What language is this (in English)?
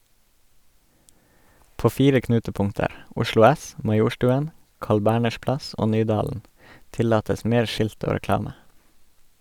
Norwegian